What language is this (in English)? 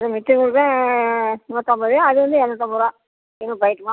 Tamil